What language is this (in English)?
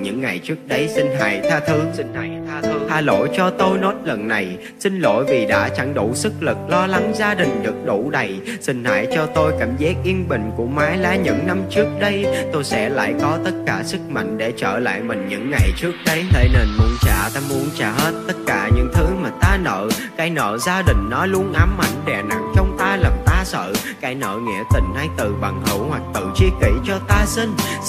Vietnamese